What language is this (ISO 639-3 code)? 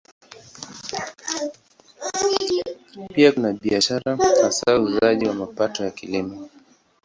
swa